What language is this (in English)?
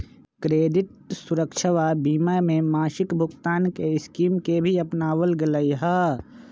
Magahi